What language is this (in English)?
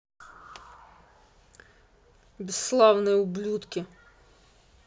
Russian